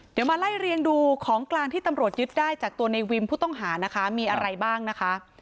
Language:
Thai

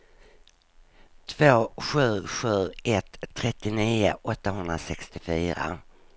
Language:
Swedish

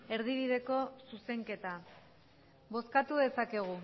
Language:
Basque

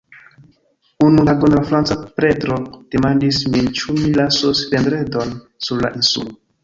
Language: Esperanto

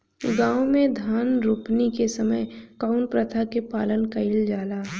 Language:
Bhojpuri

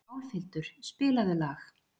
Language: Icelandic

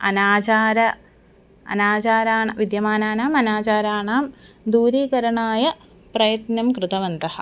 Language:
Sanskrit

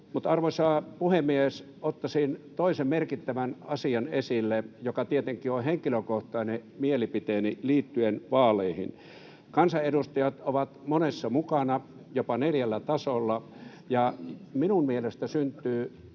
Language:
Finnish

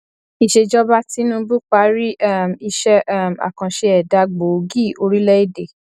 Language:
Yoruba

